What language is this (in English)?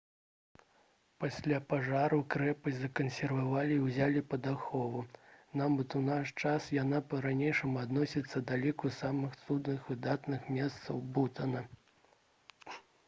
Belarusian